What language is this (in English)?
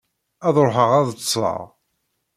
Kabyle